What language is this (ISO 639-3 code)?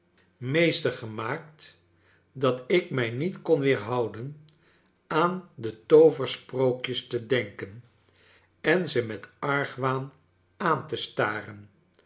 nld